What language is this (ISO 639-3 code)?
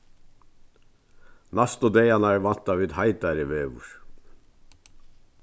fao